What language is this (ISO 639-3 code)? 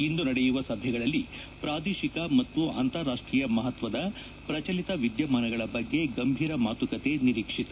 kan